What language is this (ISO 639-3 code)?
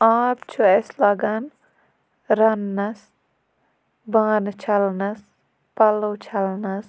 kas